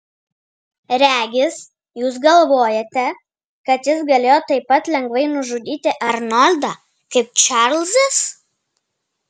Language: Lithuanian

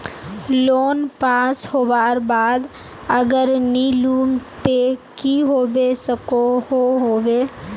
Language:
Magahi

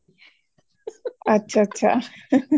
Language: Punjabi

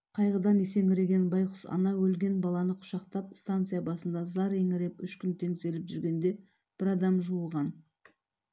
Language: Kazakh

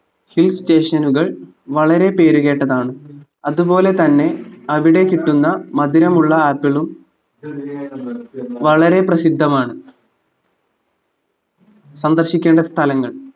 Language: Malayalam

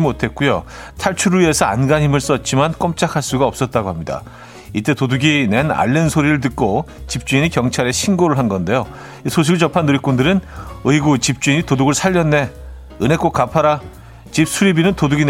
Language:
Korean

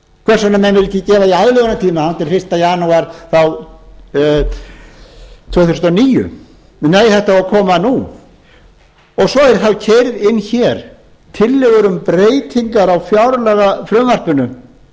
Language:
Icelandic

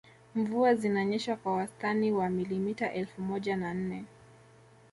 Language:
Swahili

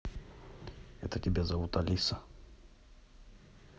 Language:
Russian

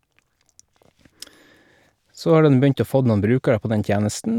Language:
Norwegian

